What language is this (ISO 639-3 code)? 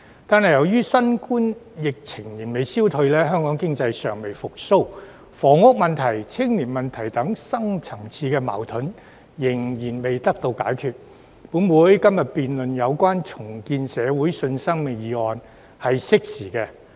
yue